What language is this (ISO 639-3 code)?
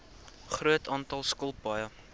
afr